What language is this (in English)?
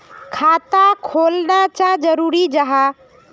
Magahi